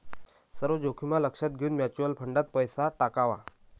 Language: Marathi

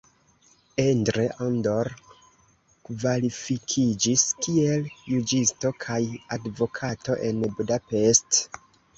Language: Esperanto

